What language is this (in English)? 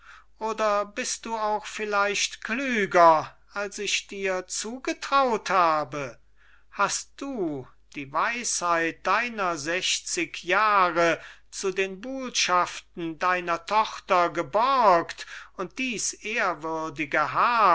German